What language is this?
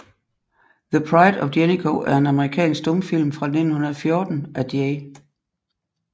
Danish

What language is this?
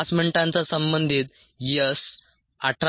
Marathi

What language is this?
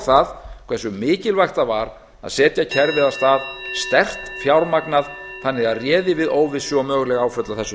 Icelandic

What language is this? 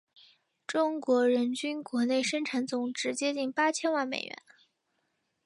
Chinese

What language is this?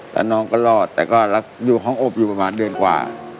Thai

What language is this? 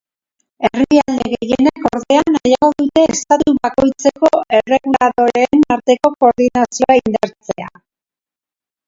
Basque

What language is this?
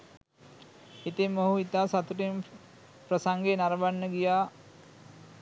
Sinhala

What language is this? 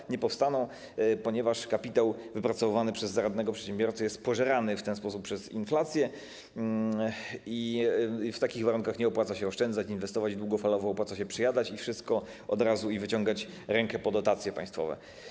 Polish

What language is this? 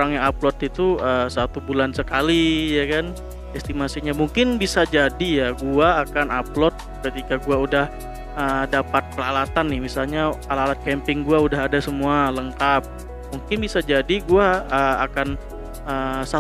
Indonesian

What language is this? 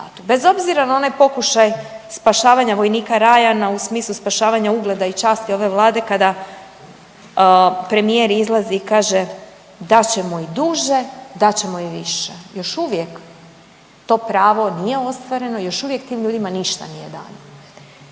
Croatian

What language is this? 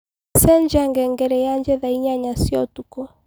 Kikuyu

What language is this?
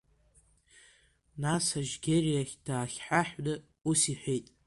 Abkhazian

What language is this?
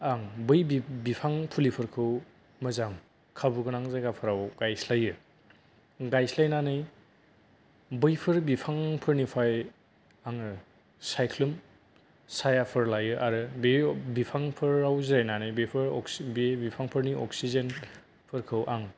Bodo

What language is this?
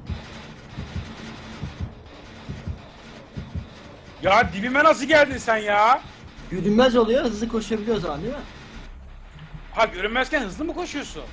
Turkish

